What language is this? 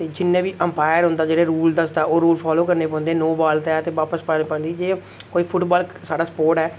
Dogri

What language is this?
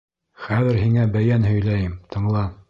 Bashkir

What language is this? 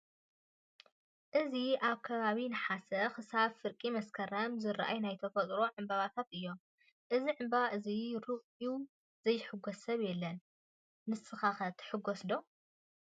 Tigrinya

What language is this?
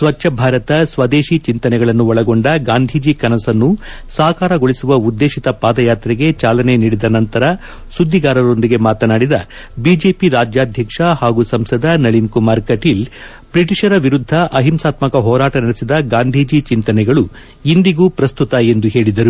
Kannada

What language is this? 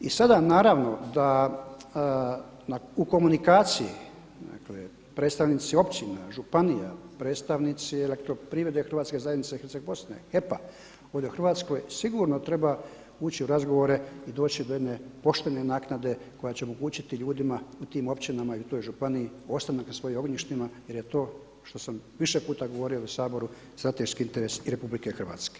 Croatian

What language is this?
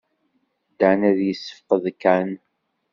Kabyle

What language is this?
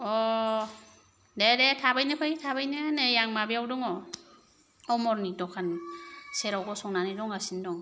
Bodo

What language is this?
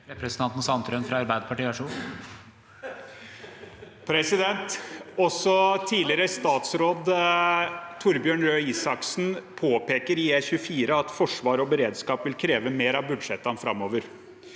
Norwegian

